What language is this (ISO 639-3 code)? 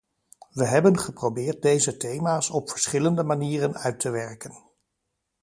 nld